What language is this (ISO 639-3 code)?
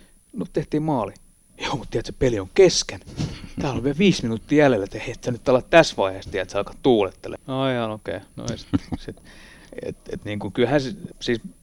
fin